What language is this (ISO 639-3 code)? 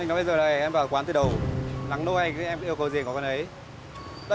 vie